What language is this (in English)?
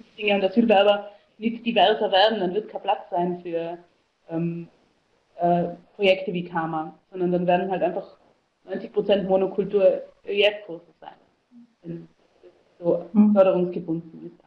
German